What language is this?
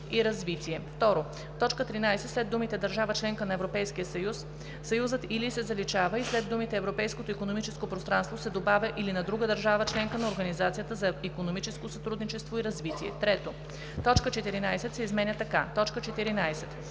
Bulgarian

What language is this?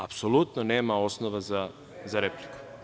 Serbian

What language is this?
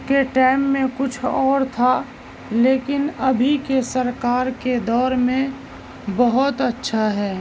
Urdu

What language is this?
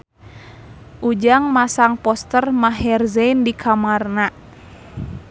Sundanese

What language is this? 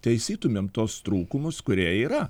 Lithuanian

